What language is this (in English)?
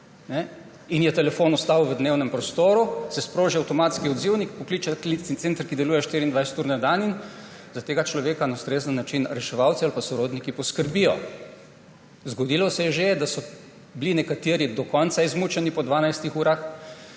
Slovenian